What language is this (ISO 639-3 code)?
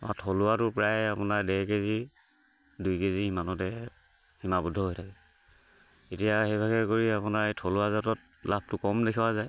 asm